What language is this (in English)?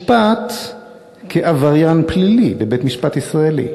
Hebrew